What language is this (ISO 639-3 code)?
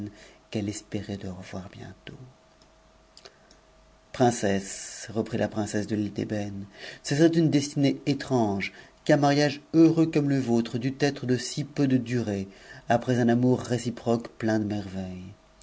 fra